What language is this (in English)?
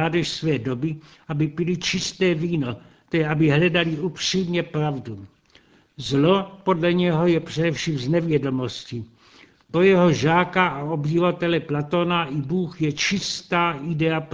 Czech